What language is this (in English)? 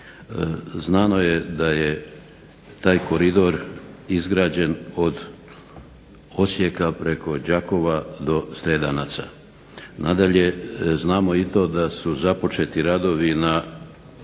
Croatian